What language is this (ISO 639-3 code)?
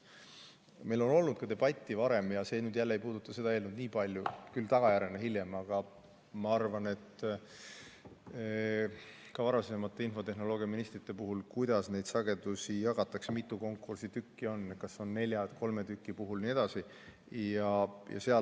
est